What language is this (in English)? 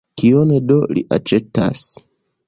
Esperanto